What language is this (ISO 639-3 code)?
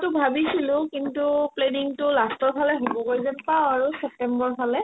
asm